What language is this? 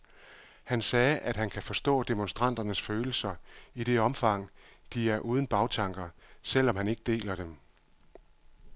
Danish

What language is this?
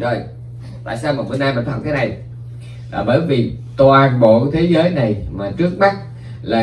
Vietnamese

